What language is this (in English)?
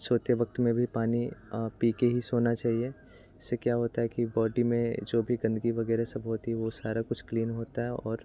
Hindi